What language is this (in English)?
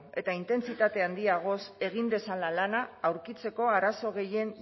Basque